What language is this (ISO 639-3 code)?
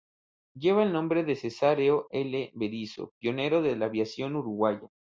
spa